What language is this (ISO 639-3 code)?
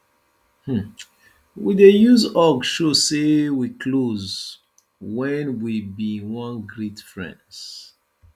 pcm